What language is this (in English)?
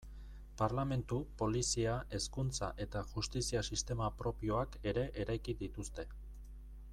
Basque